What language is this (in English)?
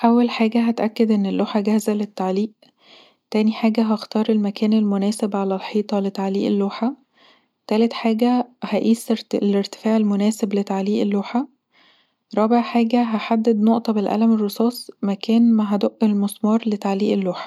Egyptian Arabic